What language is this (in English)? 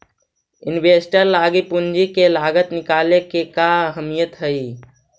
Magahi